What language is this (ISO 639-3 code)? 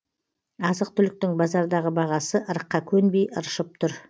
kaz